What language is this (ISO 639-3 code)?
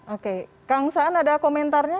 ind